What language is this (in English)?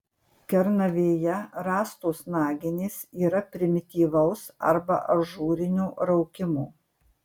Lithuanian